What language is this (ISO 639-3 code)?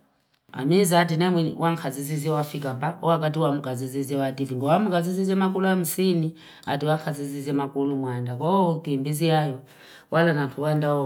fip